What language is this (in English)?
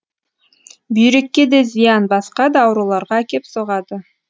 Kazakh